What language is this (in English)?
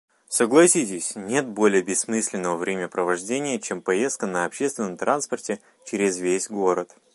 Bashkir